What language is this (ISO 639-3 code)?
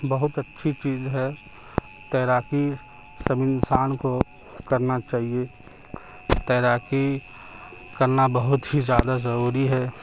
urd